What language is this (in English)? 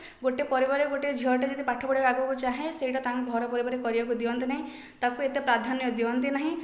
Odia